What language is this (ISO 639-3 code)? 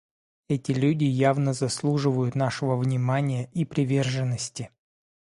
rus